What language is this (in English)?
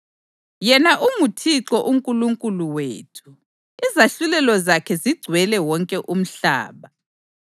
North Ndebele